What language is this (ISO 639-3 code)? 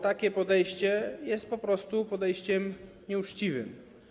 pol